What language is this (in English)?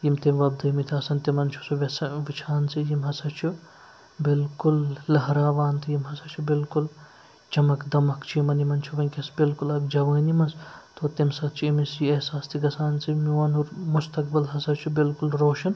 Kashmiri